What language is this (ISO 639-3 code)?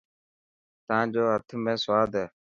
mki